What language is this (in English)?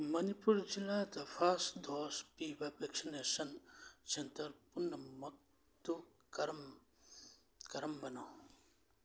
Manipuri